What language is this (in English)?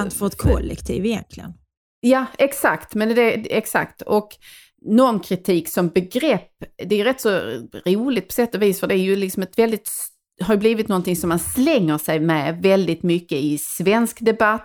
Swedish